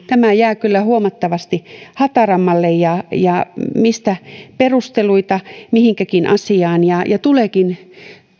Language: Finnish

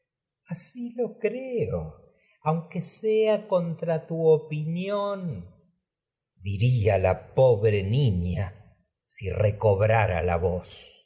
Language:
Spanish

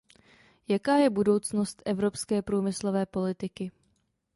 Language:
Czech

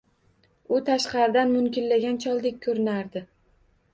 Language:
Uzbek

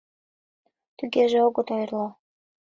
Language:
Mari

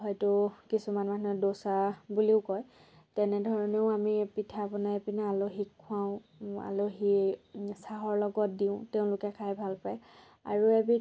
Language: Assamese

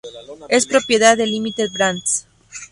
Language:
Spanish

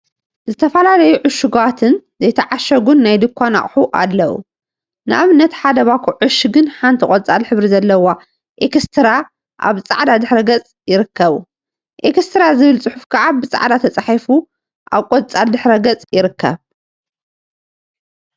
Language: Tigrinya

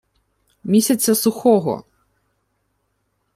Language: Ukrainian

